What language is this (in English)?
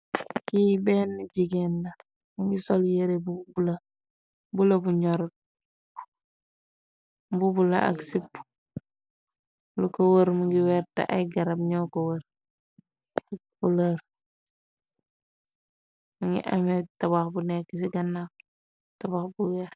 Wolof